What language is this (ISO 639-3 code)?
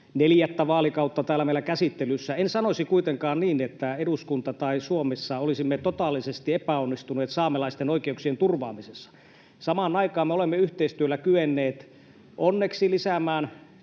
fin